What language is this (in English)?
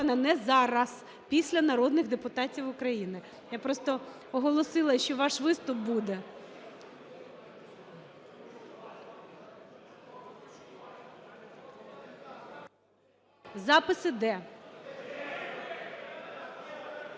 Ukrainian